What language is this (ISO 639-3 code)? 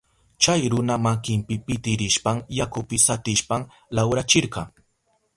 qup